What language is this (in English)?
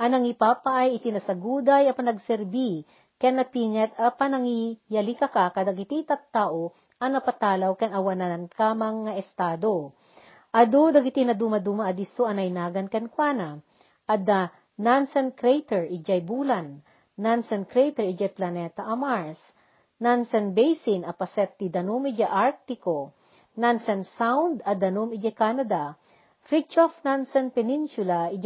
Filipino